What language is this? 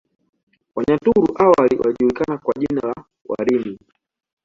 Swahili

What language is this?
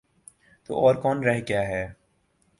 Urdu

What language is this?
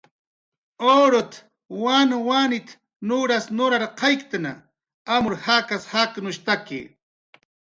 Jaqaru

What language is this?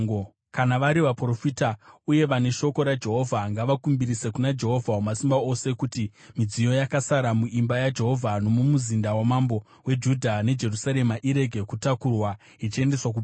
Shona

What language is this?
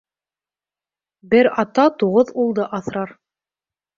Bashkir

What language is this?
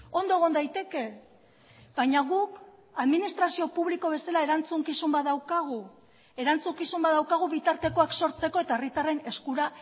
Basque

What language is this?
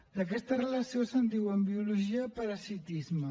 Catalan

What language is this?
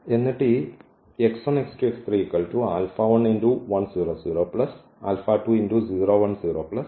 Malayalam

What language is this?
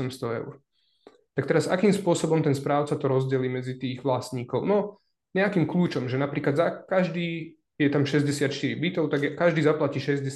Slovak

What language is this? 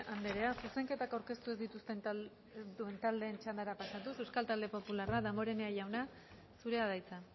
Basque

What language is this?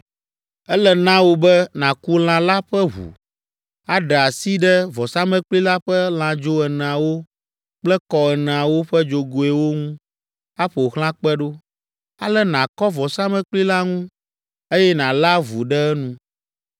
Ewe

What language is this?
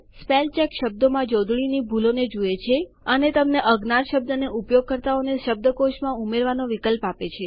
Gujarati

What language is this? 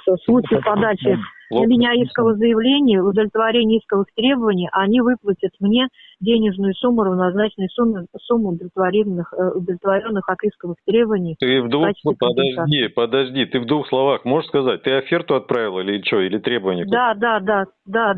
Russian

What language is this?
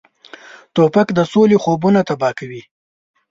Pashto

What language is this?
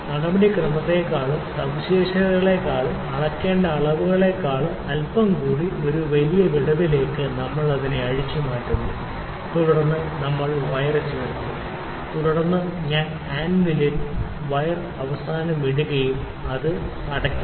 Malayalam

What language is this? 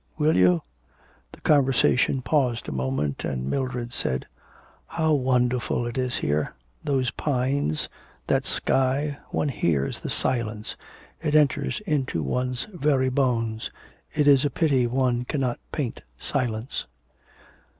English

